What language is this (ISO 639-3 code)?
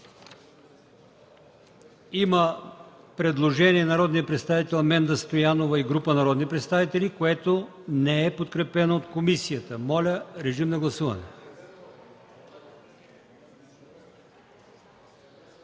bul